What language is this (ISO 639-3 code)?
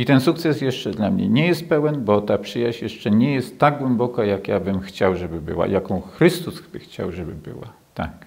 pol